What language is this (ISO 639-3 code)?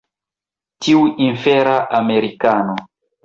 epo